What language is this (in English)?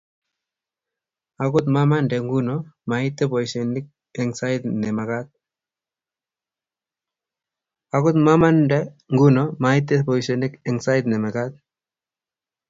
Kalenjin